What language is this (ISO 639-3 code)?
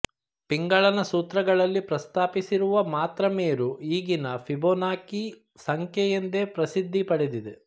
kan